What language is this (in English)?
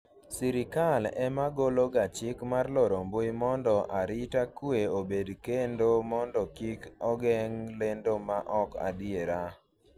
Luo (Kenya and Tanzania)